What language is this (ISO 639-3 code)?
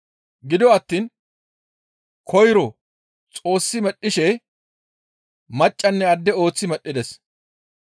gmv